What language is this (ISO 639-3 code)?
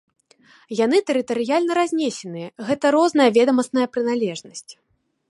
bel